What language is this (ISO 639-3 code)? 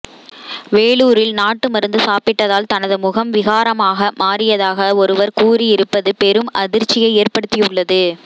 tam